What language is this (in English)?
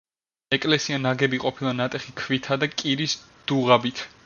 Georgian